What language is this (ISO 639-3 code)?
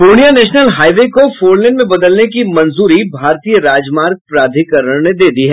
hin